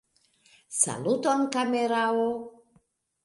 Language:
Esperanto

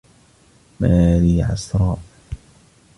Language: Arabic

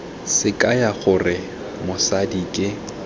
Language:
Tswana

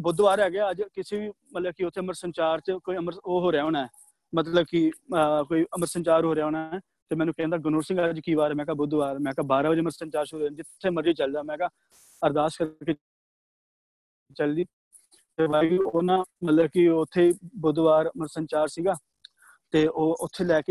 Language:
Punjabi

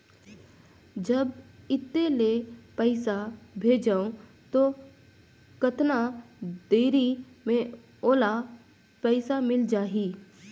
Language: Chhattisgarhi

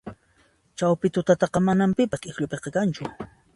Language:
Puno Quechua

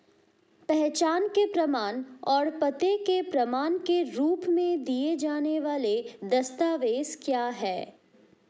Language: Hindi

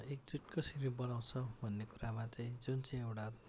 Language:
Nepali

